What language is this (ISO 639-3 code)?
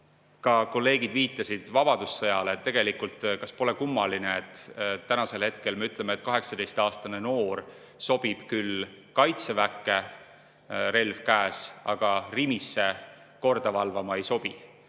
est